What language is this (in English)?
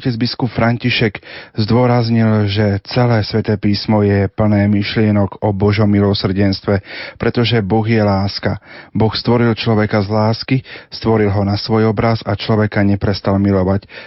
Slovak